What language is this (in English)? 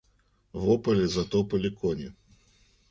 Russian